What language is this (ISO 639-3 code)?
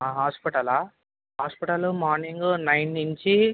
tel